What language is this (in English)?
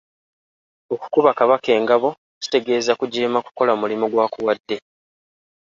Ganda